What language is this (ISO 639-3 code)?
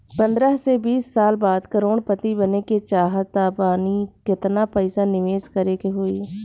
bho